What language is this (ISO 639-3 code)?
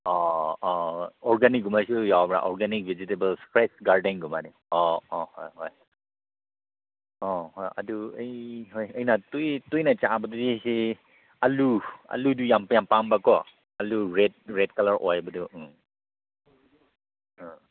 mni